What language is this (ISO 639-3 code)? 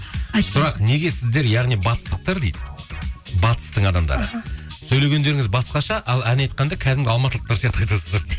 kaz